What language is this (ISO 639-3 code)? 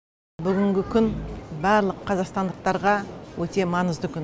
kaz